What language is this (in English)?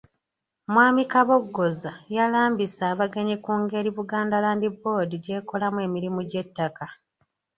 Ganda